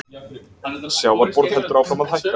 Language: Icelandic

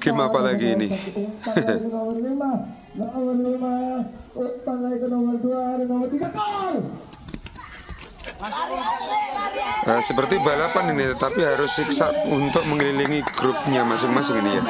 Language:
Indonesian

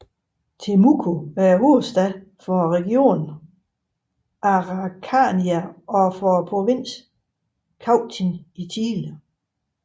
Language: Danish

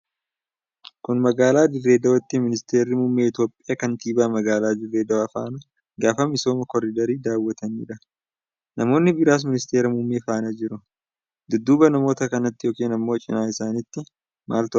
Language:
Oromo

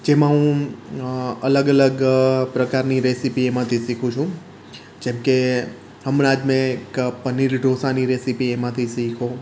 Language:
Gujarati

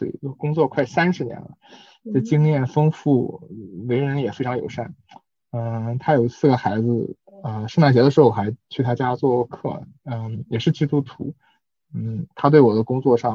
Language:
Chinese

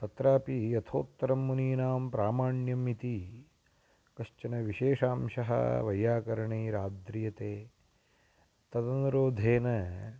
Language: Sanskrit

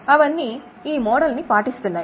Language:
Telugu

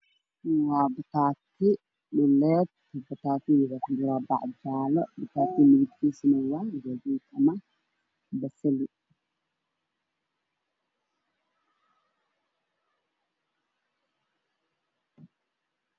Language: Somali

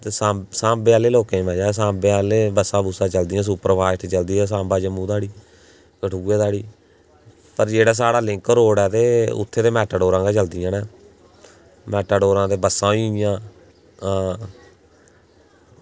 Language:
Dogri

